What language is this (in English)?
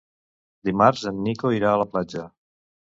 Catalan